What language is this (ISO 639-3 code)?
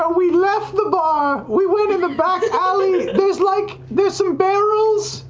eng